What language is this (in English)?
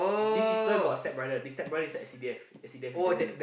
English